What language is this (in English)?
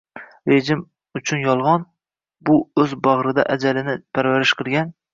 Uzbek